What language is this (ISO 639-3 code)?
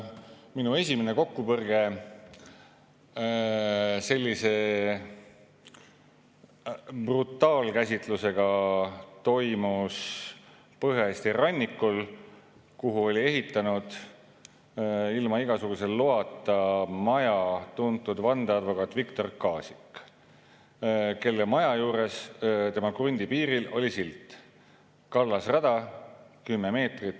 est